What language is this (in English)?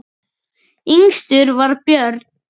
Icelandic